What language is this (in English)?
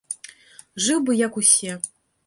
Belarusian